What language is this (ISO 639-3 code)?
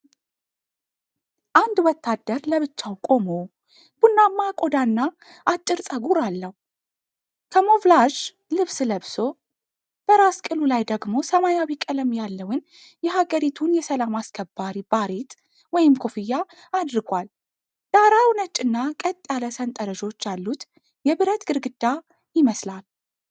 amh